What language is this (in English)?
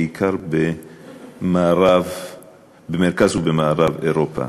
Hebrew